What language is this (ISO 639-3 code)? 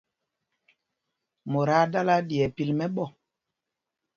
mgg